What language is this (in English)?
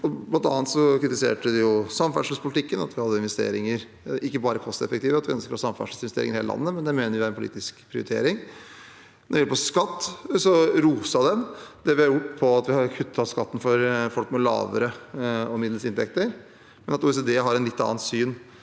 Norwegian